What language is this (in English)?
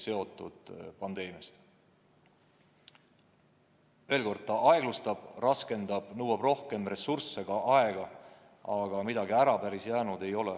Estonian